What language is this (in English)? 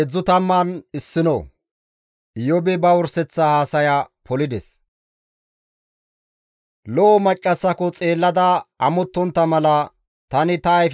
Gamo